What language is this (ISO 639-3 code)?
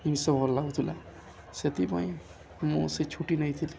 ori